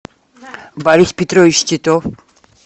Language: Russian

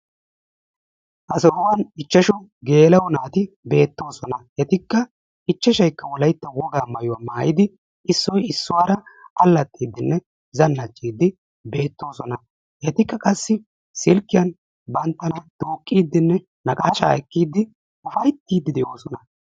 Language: Wolaytta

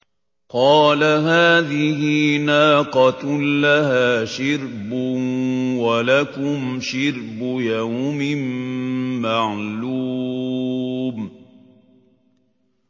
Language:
Arabic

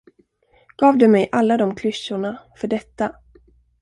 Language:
Swedish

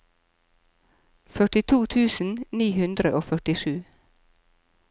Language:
Norwegian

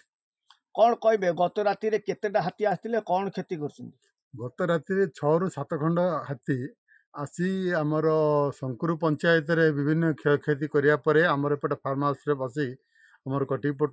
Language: Romanian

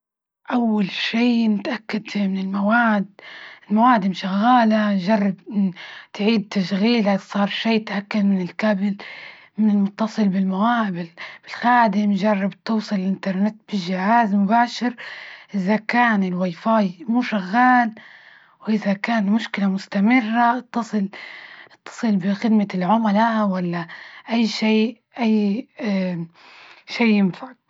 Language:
Libyan Arabic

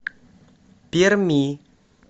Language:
Russian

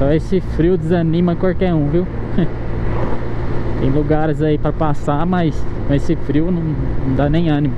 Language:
Portuguese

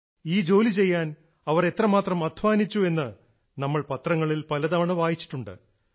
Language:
Malayalam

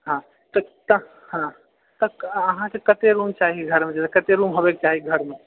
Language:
Maithili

